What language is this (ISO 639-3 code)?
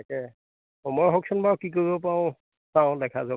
asm